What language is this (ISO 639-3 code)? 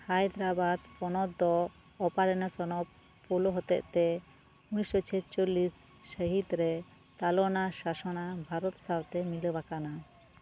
sat